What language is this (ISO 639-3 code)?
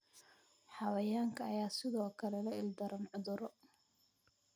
som